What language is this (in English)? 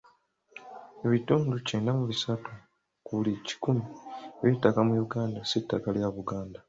Ganda